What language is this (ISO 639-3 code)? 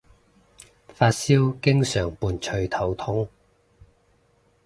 yue